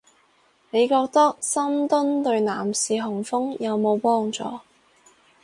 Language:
Cantonese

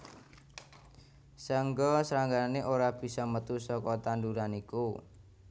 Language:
Javanese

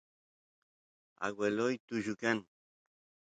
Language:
Santiago del Estero Quichua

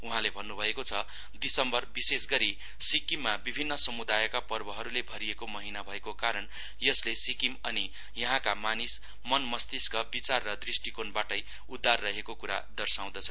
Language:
Nepali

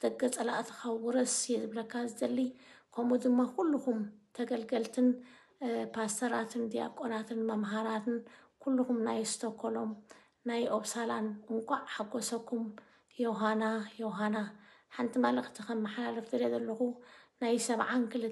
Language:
Arabic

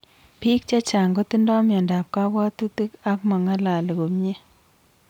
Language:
Kalenjin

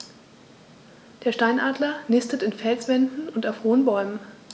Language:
German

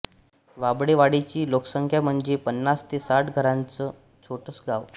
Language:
Marathi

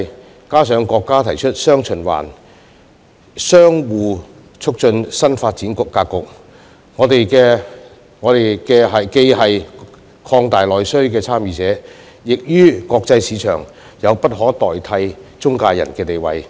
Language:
Cantonese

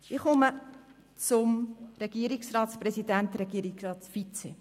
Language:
Swiss German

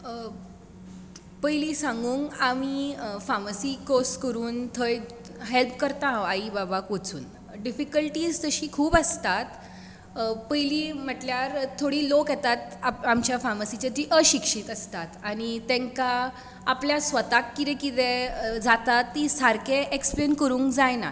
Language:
Konkani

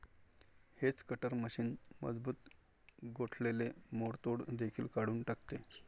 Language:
Marathi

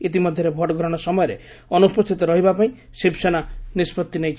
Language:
Odia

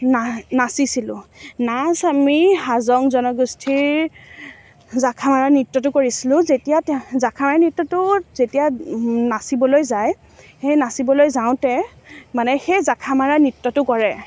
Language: Assamese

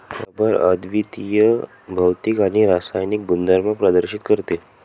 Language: Marathi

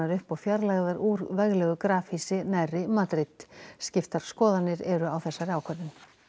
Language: Icelandic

